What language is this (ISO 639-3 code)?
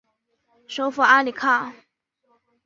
zho